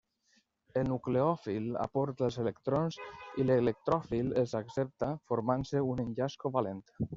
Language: Catalan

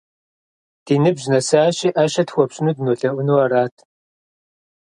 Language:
Kabardian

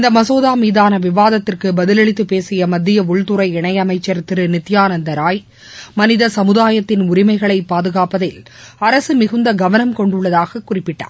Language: Tamil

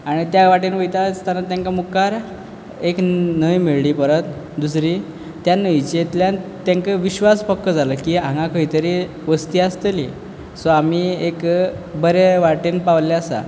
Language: Konkani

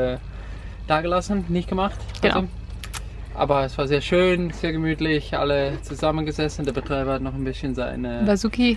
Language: German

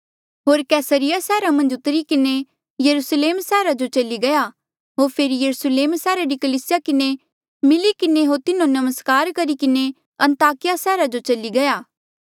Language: Mandeali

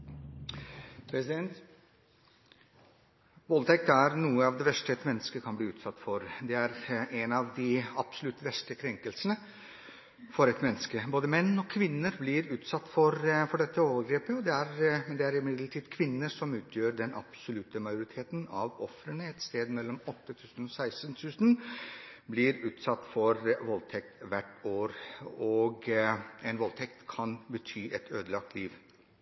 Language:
Norwegian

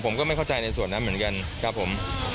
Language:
Thai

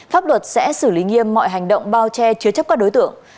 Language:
Vietnamese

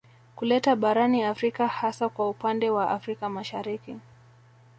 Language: Swahili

